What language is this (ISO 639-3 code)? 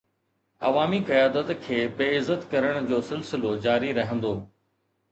snd